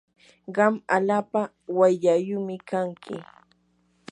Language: Yanahuanca Pasco Quechua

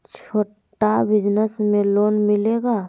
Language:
Magahi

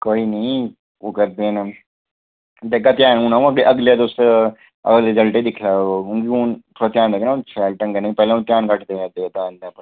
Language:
Dogri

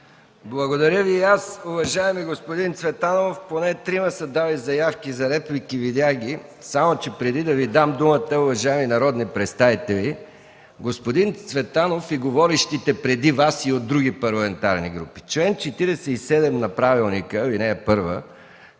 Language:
Bulgarian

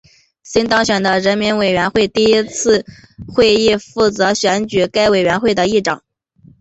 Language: Chinese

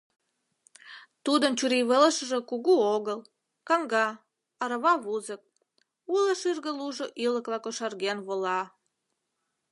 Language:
Mari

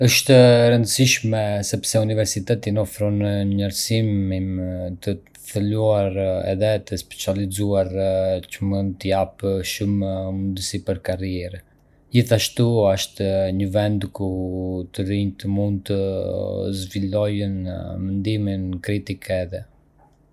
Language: Arbëreshë Albanian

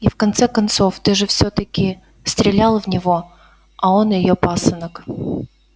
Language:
Russian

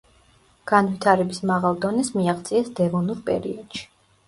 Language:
Georgian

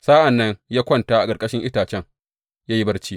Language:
Hausa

